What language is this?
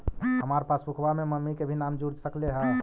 Magahi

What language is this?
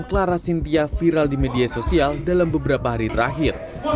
Indonesian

